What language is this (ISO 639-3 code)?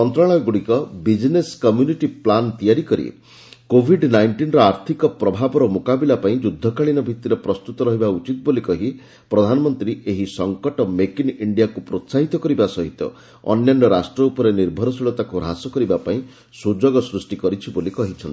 ori